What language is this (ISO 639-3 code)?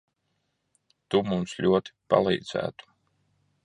lav